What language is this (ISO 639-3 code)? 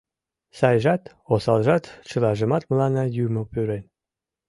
chm